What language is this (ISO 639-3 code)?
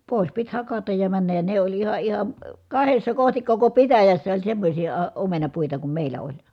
fin